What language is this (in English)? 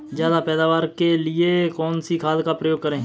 Hindi